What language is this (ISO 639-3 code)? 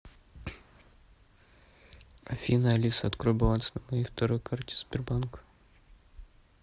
rus